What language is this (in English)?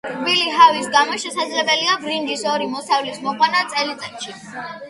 Georgian